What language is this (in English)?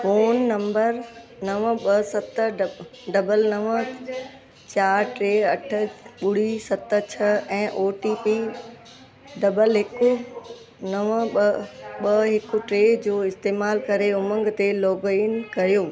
Sindhi